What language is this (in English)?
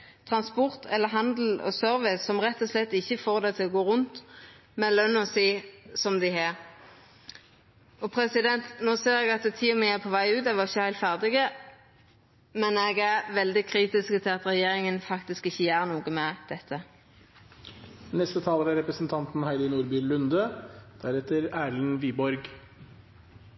Norwegian